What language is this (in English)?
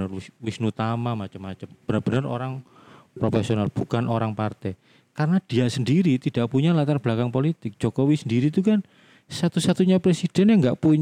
Indonesian